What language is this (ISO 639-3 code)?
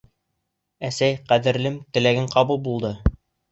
bak